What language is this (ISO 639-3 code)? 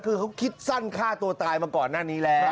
tha